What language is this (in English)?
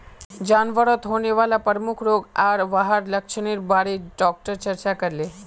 Magahi